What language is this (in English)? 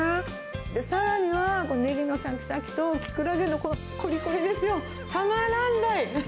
Japanese